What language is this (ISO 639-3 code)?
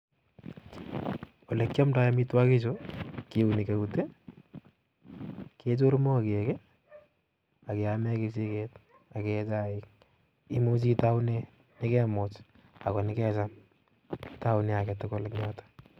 kln